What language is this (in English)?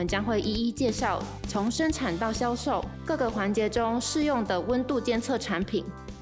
Chinese